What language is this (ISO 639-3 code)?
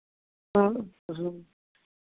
mai